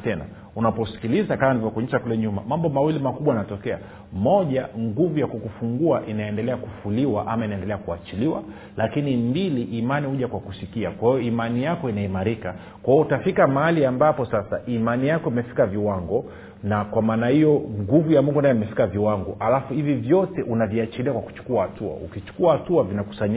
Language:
Swahili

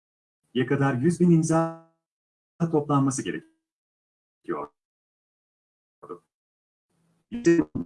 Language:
Turkish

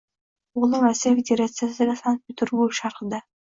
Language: Uzbek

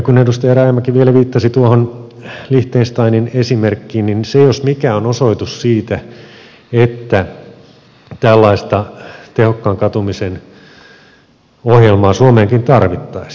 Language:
Finnish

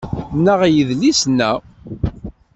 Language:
Kabyle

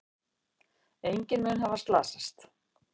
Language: Icelandic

